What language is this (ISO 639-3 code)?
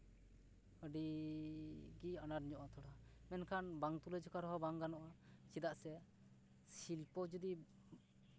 sat